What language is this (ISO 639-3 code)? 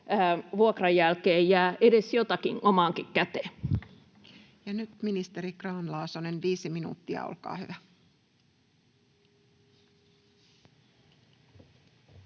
fin